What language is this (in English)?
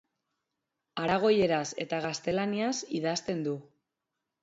Basque